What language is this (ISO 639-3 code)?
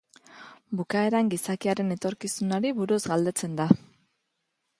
eus